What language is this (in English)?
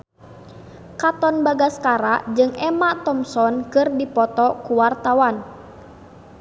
Sundanese